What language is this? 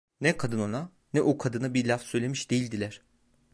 Turkish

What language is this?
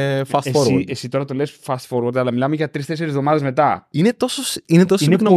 Greek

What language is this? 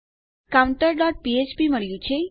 Gujarati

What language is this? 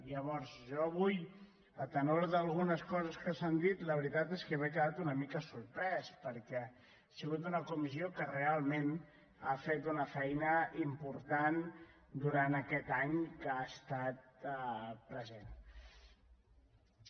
Catalan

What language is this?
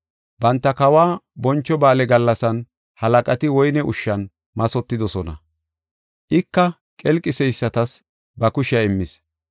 Gofa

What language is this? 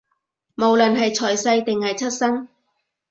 Cantonese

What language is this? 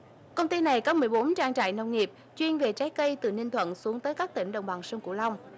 Vietnamese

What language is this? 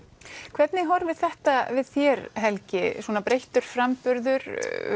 Icelandic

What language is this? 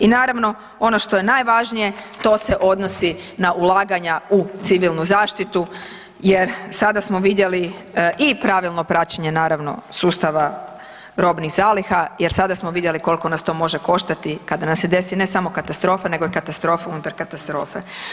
Croatian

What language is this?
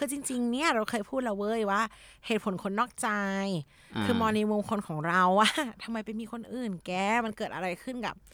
Thai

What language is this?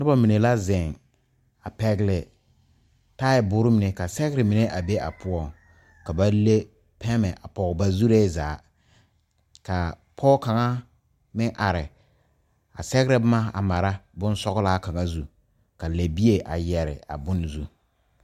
Southern Dagaare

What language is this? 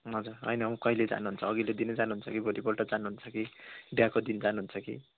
Nepali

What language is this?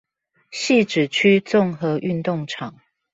Chinese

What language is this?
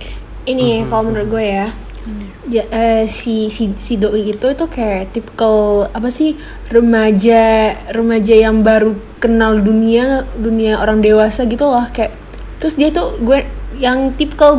Indonesian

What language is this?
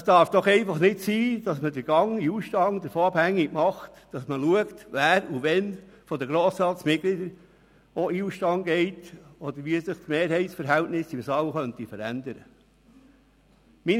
Swiss German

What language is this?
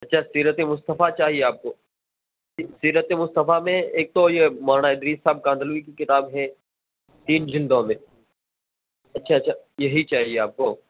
Urdu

